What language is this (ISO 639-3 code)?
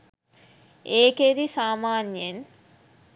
sin